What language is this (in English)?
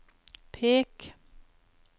Norwegian